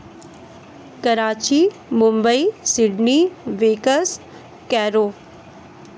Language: Hindi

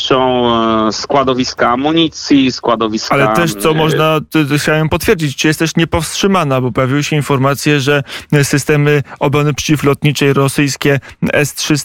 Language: Polish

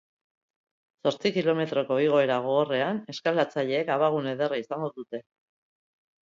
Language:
Basque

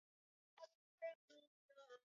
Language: Swahili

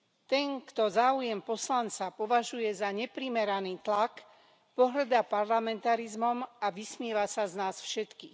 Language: Slovak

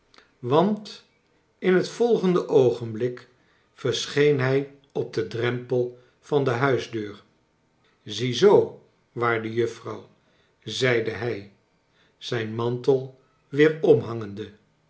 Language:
Dutch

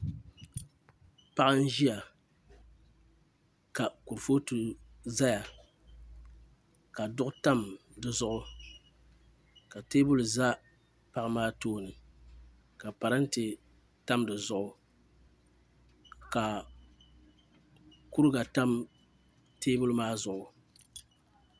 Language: Dagbani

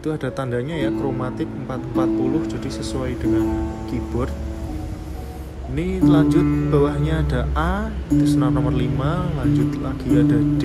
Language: Indonesian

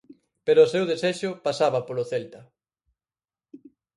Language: Galician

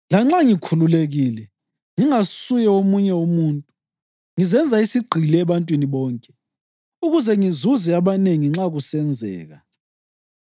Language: North Ndebele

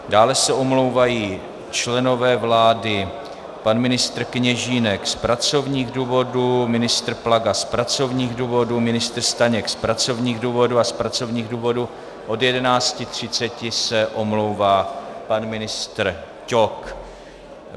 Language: Czech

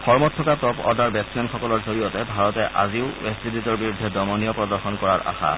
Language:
Assamese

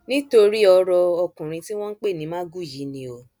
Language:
Yoruba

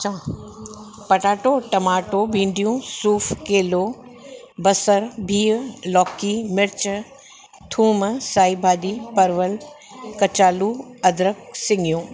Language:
Sindhi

